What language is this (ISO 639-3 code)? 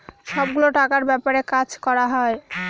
ben